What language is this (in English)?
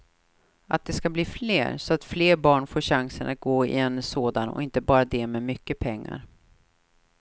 Swedish